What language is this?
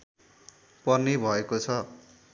Nepali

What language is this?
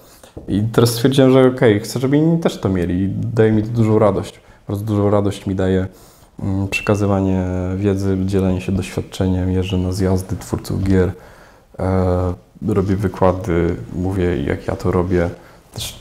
Polish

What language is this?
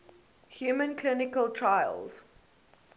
English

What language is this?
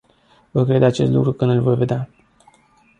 Romanian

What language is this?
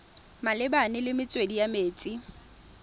Tswana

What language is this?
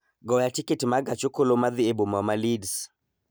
Luo (Kenya and Tanzania)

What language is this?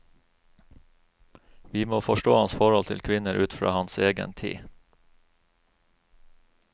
Norwegian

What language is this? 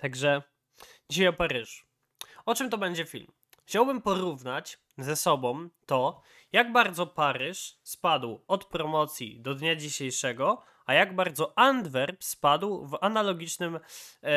Polish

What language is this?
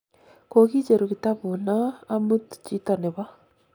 Kalenjin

